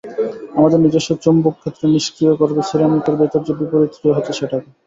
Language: Bangla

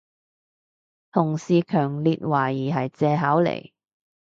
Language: Cantonese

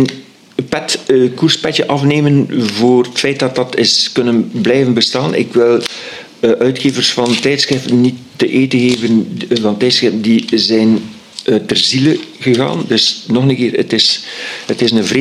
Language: Dutch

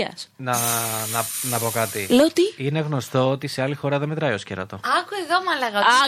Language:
Greek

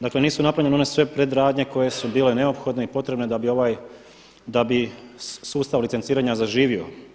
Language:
Croatian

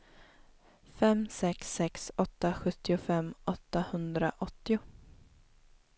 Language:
Swedish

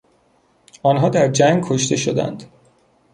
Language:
Persian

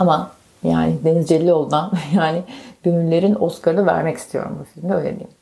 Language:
Turkish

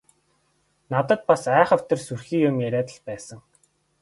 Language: Mongolian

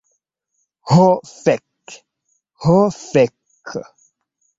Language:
Esperanto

